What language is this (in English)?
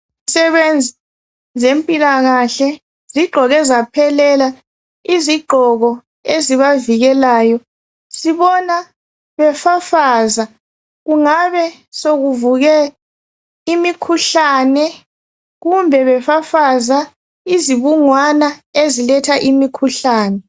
North Ndebele